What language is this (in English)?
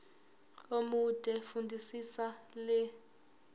Zulu